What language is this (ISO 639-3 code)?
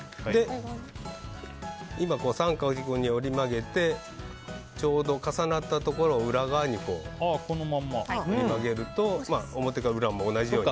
jpn